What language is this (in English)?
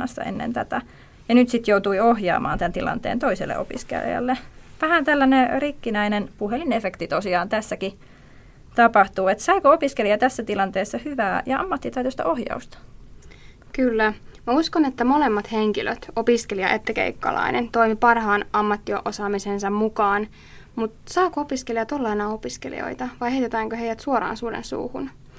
Finnish